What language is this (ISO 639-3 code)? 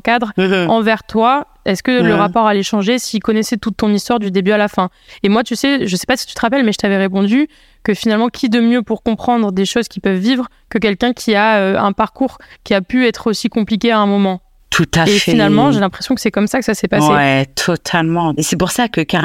fra